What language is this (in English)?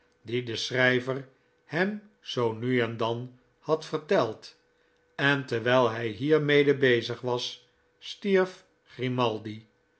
Dutch